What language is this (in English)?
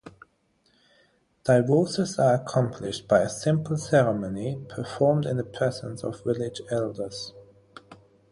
English